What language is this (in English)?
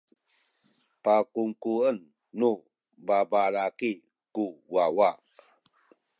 Sakizaya